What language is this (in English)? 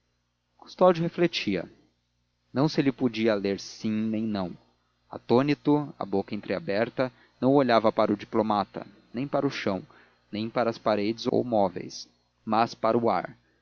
Portuguese